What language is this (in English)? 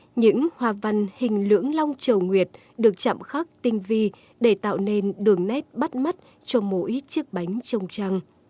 Vietnamese